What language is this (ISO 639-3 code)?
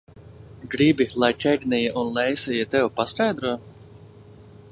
lav